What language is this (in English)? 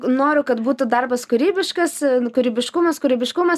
Lithuanian